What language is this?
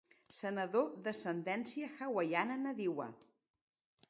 Catalan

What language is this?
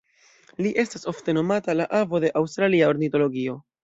Esperanto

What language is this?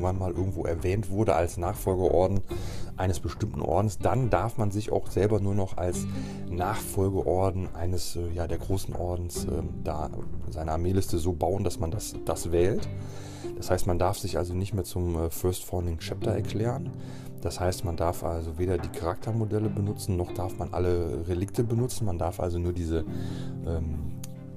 German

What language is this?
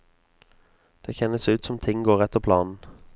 Norwegian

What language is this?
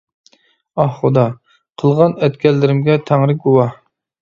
Uyghur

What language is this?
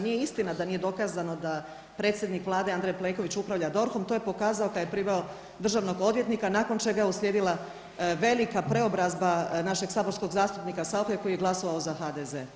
Croatian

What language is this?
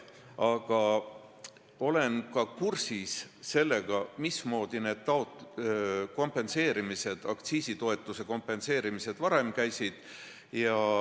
Estonian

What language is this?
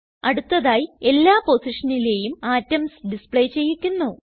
Malayalam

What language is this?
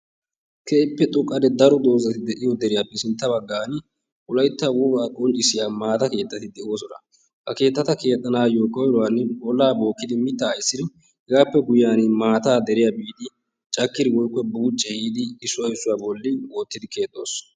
Wolaytta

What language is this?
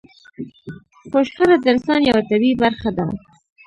Pashto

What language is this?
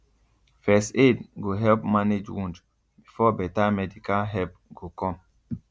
Nigerian Pidgin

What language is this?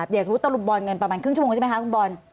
Thai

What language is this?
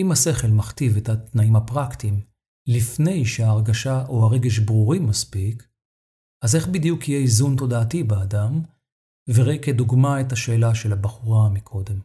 Hebrew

